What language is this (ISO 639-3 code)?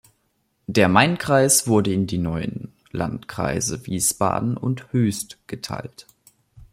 deu